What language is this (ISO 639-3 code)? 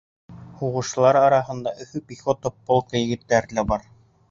bak